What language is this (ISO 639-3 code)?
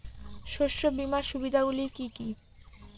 ben